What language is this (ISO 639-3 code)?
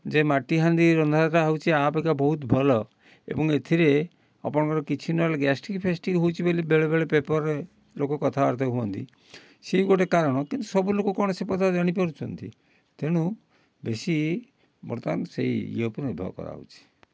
ori